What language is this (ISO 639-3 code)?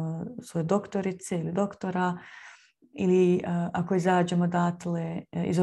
hrv